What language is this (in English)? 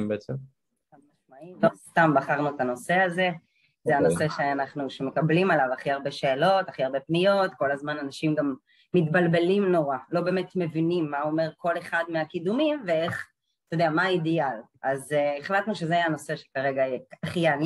Hebrew